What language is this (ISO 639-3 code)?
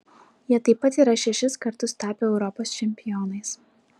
lit